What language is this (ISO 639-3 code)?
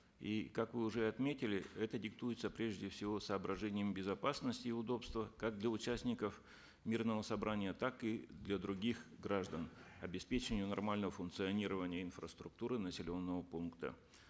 kaz